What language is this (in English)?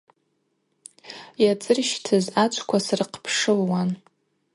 Abaza